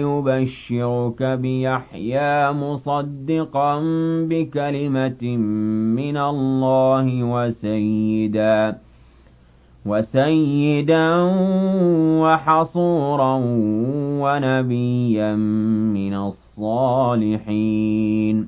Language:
Arabic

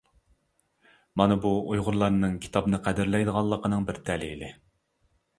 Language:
Uyghur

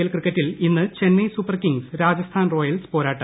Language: Malayalam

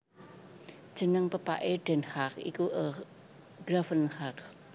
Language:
Javanese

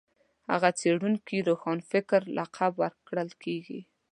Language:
Pashto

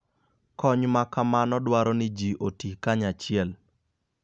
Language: Luo (Kenya and Tanzania)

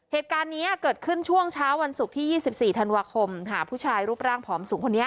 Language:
Thai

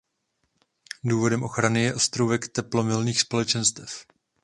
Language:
Czech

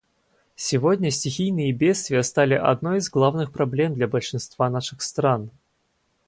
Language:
Russian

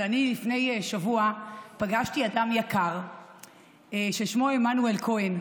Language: Hebrew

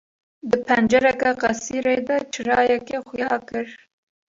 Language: Kurdish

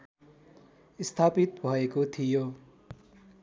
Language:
Nepali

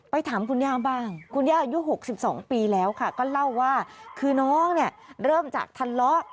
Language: Thai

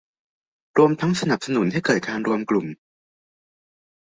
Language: Thai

